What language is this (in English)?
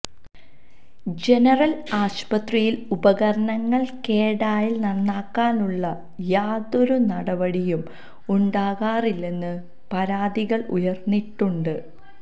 Malayalam